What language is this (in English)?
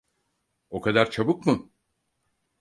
Turkish